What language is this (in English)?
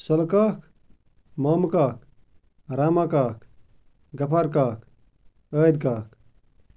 Kashmiri